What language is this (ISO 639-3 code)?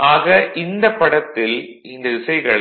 tam